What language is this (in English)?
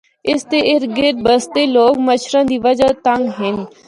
Northern Hindko